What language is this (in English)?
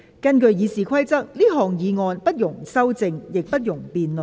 Cantonese